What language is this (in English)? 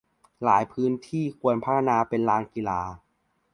Thai